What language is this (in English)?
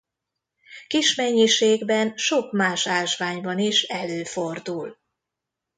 Hungarian